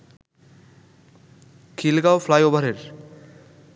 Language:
Bangla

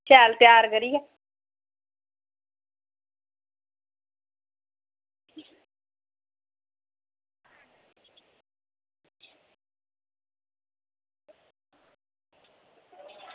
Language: Dogri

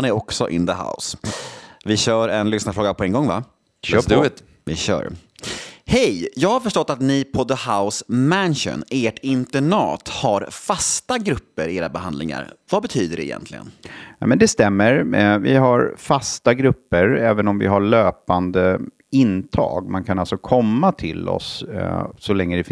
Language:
Swedish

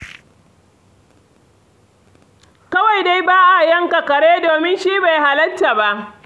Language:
Hausa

